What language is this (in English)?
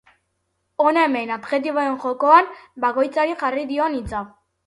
Basque